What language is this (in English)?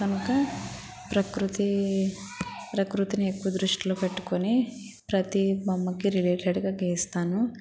Telugu